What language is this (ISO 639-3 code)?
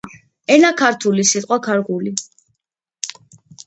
kat